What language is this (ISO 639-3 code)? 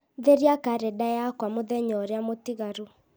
kik